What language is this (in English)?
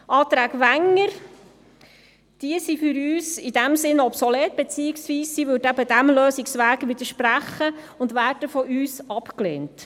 Swiss German